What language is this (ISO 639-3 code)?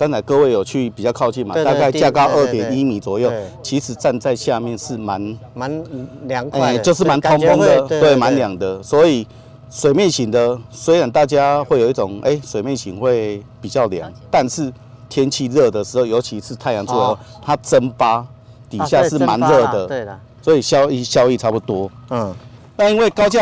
zho